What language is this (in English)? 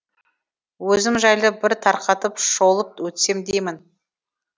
Kazakh